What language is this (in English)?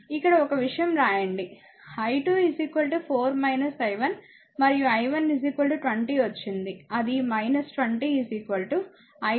Telugu